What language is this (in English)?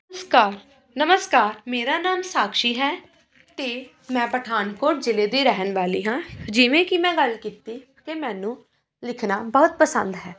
Punjabi